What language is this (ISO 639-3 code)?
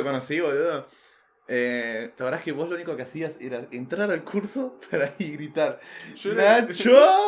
spa